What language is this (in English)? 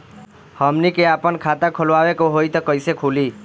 Bhojpuri